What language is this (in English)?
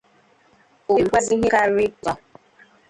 Igbo